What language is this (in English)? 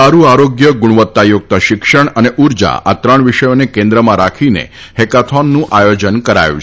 Gujarati